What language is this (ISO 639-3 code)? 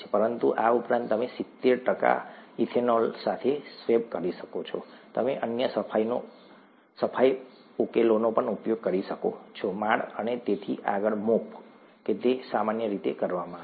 guj